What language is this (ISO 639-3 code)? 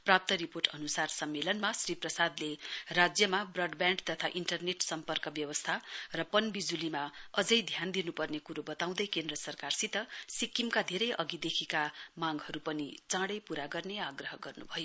nep